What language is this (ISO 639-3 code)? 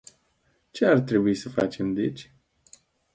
ron